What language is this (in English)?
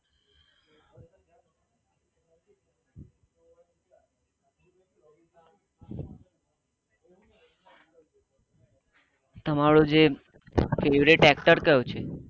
Gujarati